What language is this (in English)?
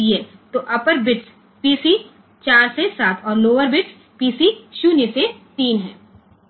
Gujarati